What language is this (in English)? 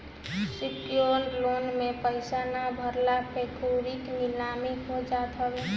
Bhojpuri